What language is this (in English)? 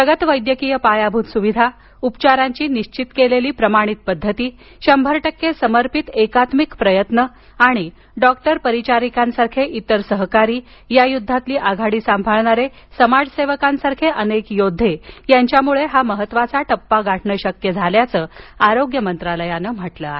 Marathi